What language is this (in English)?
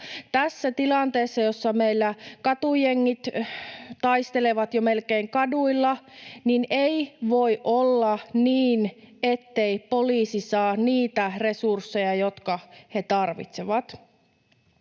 Finnish